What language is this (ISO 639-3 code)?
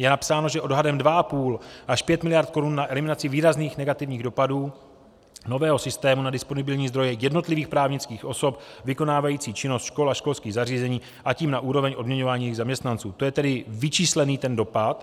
ces